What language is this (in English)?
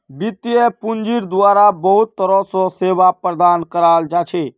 Magahi